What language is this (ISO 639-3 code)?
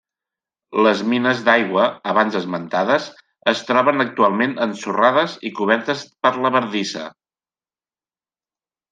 cat